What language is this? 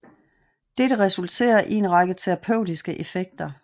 Danish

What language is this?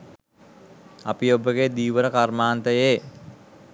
Sinhala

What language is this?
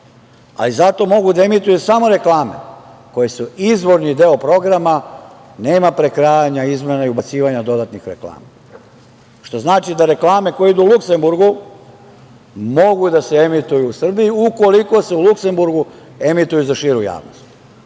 Serbian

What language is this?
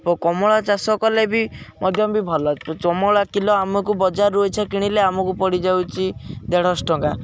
Odia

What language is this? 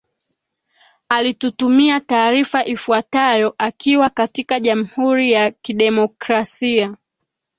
Swahili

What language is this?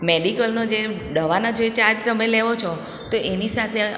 Gujarati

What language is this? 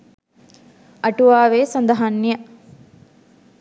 Sinhala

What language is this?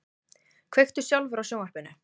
Icelandic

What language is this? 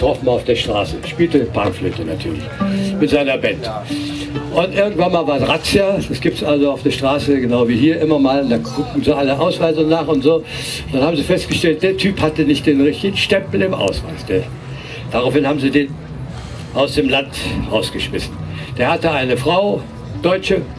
German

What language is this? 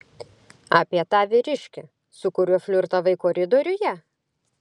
Lithuanian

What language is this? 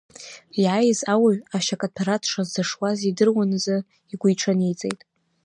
Abkhazian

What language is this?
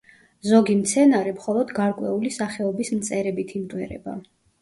Georgian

